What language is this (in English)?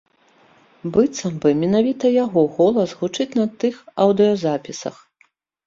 Belarusian